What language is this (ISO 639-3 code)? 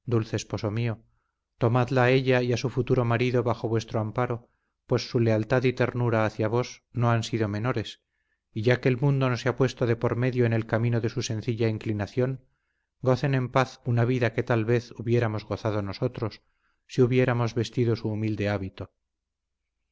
spa